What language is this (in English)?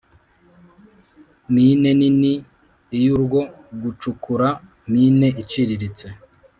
Kinyarwanda